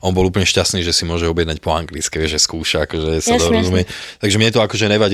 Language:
Slovak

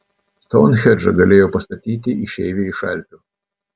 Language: Lithuanian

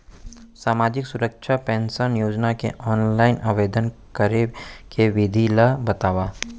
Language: Chhattisgarhi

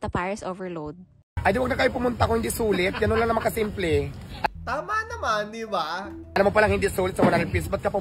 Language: Filipino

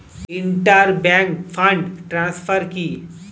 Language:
Bangla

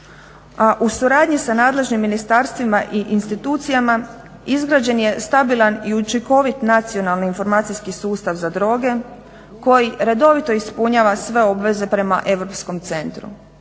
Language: Croatian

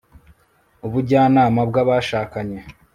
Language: Kinyarwanda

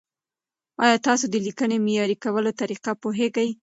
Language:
Pashto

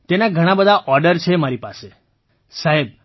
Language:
Gujarati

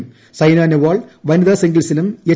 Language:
Malayalam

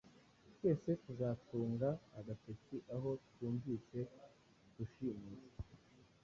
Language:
Kinyarwanda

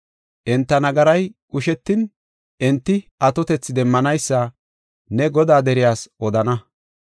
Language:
Gofa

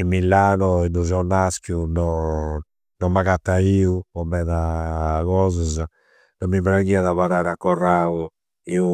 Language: Campidanese Sardinian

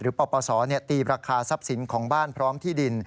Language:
Thai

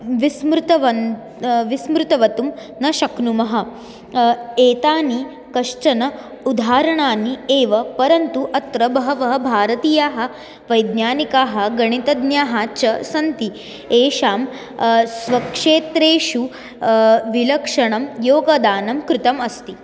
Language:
Sanskrit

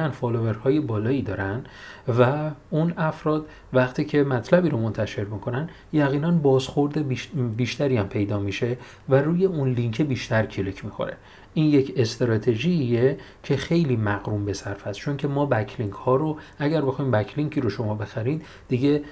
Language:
Persian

